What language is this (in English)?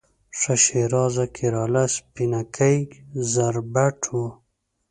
Pashto